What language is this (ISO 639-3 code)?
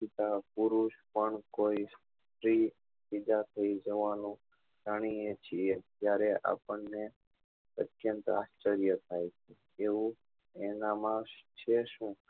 guj